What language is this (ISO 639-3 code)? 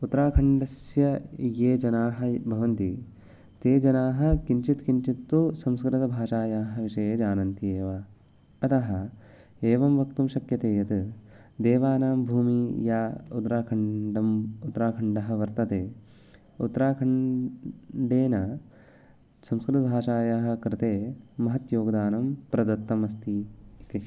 san